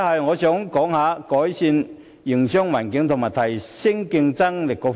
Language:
Cantonese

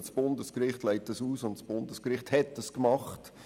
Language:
Swiss German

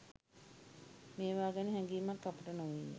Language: Sinhala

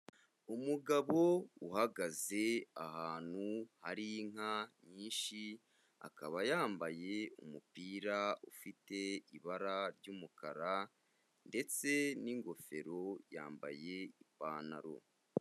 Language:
Kinyarwanda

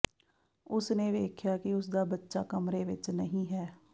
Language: Punjabi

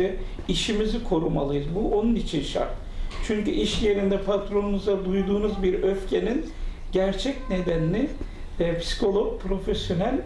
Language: Turkish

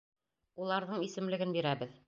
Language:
Bashkir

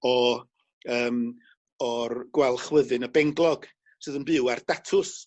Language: Welsh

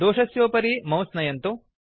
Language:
Sanskrit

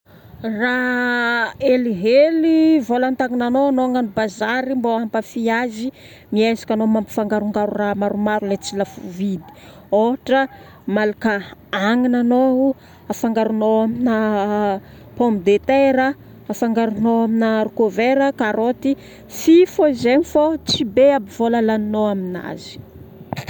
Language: Northern Betsimisaraka Malagasy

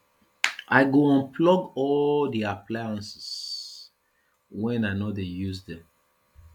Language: Nigerian Pidgin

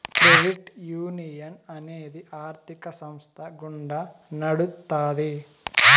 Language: Telugu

